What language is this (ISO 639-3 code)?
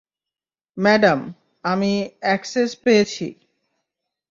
ben